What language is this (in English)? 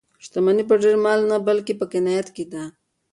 Pashto